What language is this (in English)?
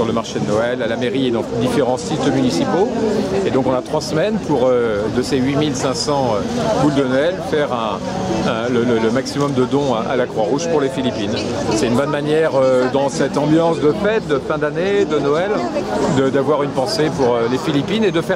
French